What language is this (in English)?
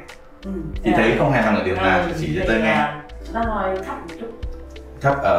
Vietnamese